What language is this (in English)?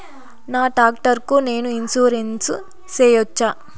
Telugu